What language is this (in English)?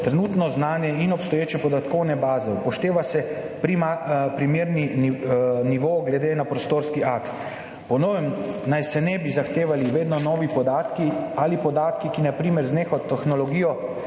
Slovenian